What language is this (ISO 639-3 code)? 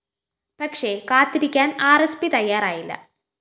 mal